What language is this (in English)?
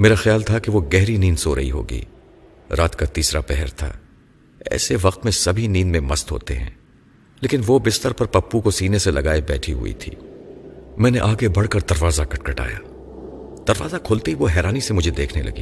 Urdu